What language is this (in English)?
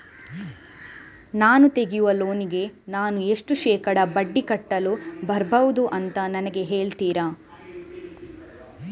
Kannada